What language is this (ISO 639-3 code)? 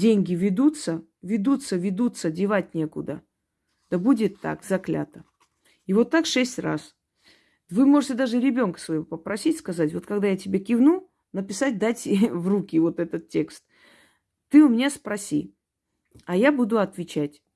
rus